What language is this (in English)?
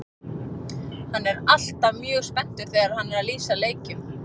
Icelandic